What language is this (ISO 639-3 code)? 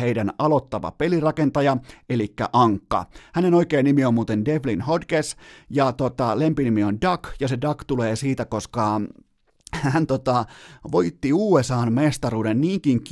fin